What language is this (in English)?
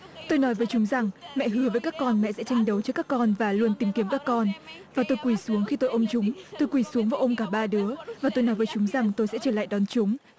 Vietnamese